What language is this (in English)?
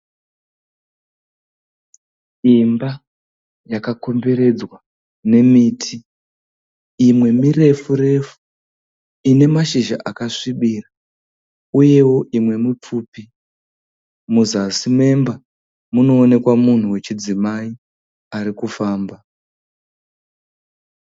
Shona